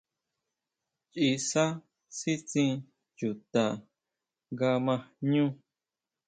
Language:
Huautla Mazatec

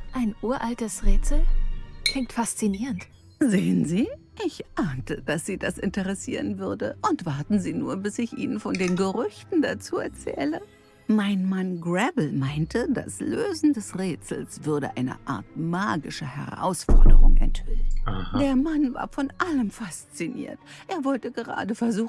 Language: German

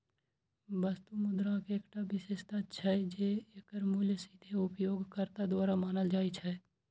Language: Maithili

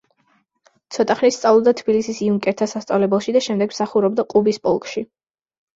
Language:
Georgian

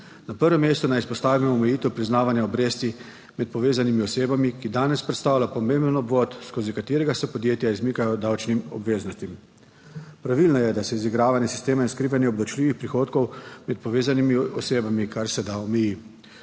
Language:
Slovenian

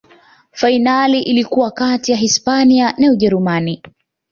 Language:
Swahili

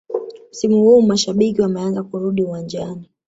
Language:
Swahili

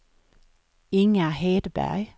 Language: Swedish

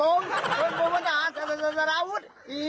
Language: Thai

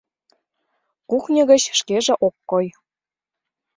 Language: Mari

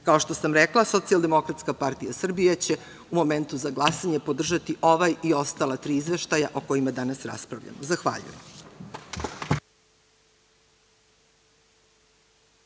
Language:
Serbian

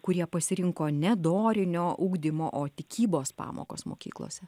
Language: Lithuanian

